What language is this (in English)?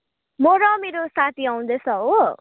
Nepali